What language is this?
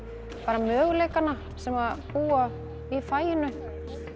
Icelandic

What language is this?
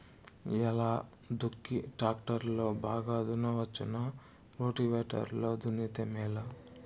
Telugu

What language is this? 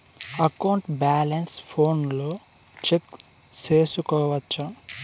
Telugu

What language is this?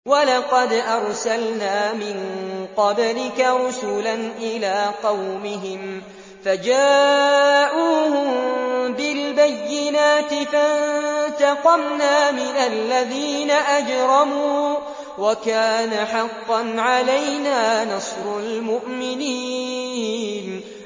Arabic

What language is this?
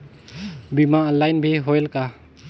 Chhattisgarhi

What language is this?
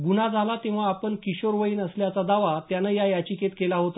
Marathi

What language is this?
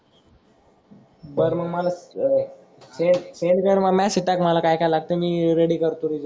Marathi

